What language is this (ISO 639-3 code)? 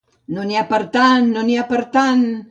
cat